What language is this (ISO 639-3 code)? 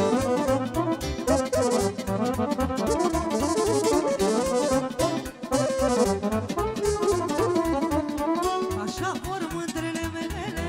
ron